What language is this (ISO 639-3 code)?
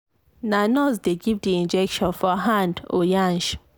pcm